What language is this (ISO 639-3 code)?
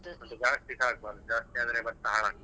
kan